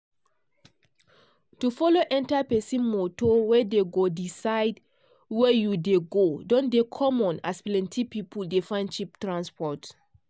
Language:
Nigerian Pidgin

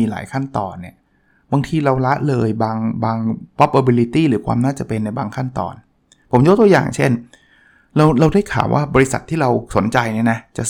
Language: Thai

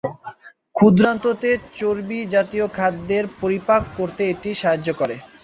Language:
Bangla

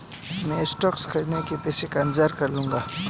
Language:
Hindi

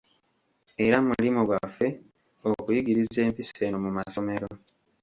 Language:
Ganda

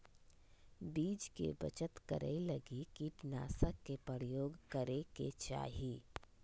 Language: Magahi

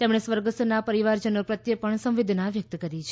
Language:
Gujarati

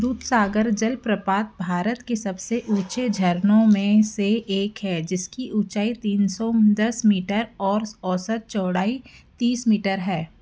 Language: Hindi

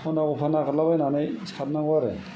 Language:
Bodo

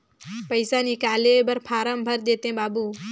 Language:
Chhattisgarhi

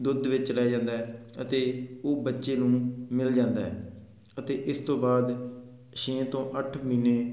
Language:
Punjabi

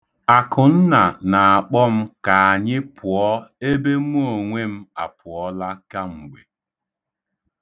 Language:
Igbo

